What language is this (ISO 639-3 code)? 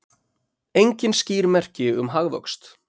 isl